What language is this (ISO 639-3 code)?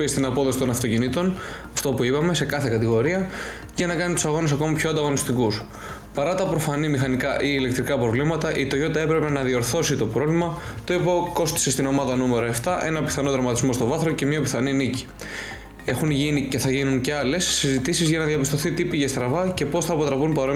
ell